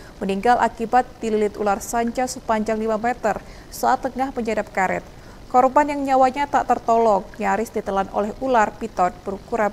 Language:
Indonesian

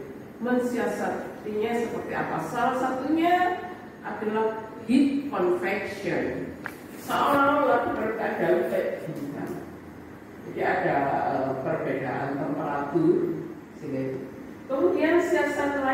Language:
Indonesian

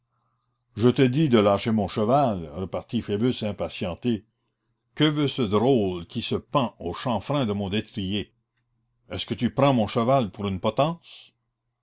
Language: French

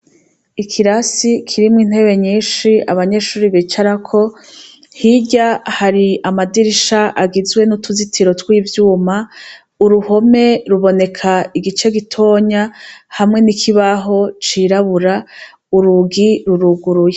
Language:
Rundi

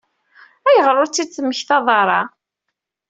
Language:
Kabyle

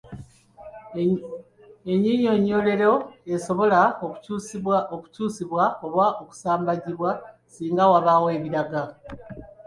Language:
Ganda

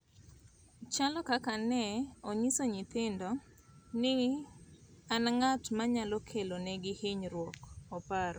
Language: Luo (Kenya and Tanzania)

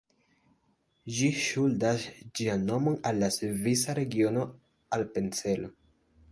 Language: Esperanto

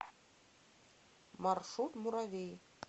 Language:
Russian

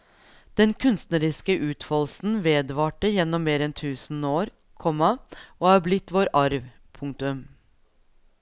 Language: Norwegian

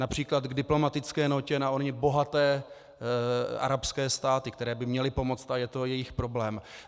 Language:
Czech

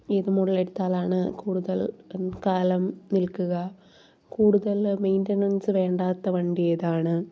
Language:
Malayalam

